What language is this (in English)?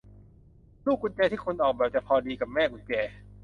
Thai